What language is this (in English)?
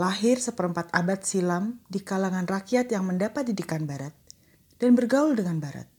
Indonesian